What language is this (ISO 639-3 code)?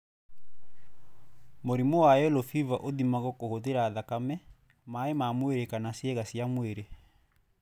kik